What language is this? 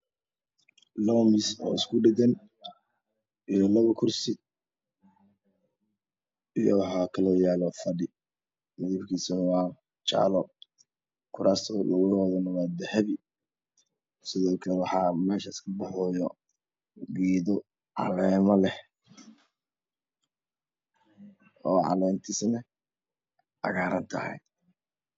Somali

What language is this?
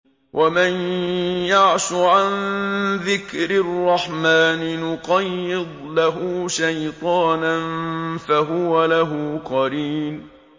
Arabic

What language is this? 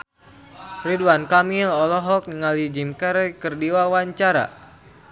Sundanese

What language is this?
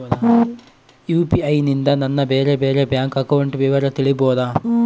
Kannada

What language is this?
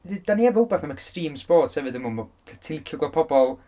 Welsh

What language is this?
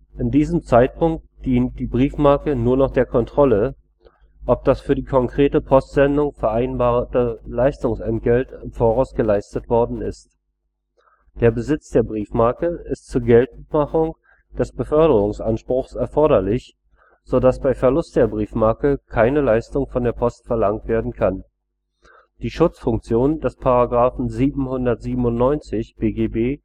German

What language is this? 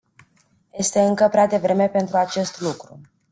Romanian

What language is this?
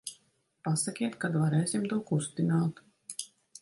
Latvian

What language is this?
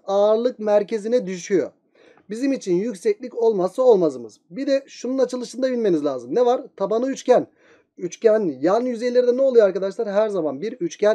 Turkish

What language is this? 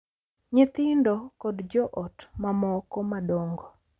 Luo (Kenya and Tanzania)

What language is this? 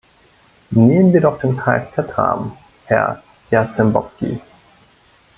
German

